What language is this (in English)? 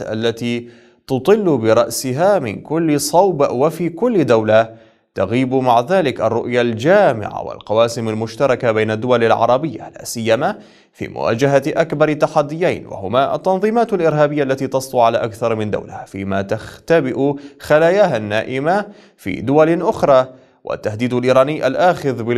Arabic